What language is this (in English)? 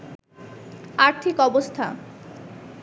Bangla